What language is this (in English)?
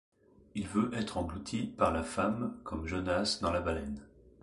French